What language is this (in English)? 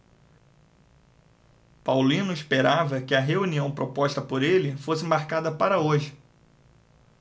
Portuguese